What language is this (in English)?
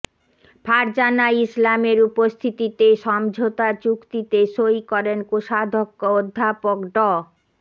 Bangla